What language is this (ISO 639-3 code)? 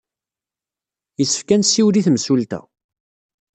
kab